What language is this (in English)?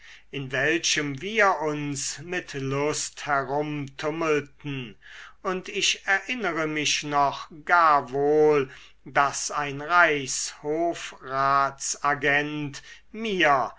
German